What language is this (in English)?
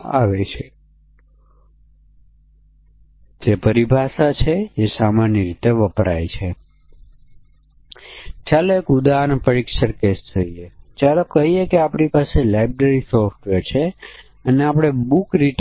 Gujarati